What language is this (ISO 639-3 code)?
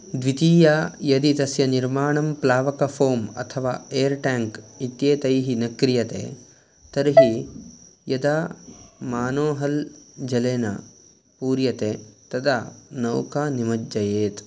san